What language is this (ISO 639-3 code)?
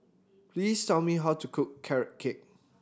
eng